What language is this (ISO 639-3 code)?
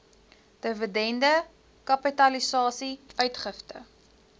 afr